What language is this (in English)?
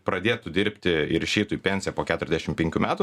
Lithuanian